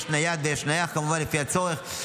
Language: Hebrew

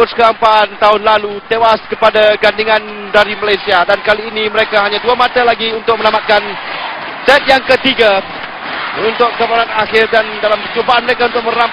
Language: Malay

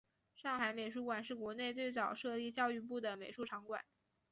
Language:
Chinese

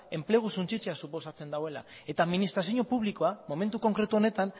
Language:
Basque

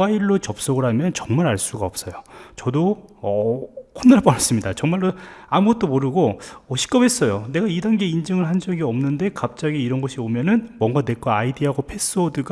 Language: Korean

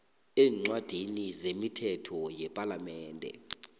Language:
South Ndebele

